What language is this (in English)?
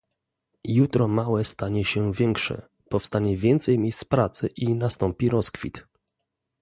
Polish